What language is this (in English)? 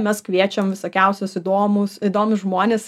Lithuanian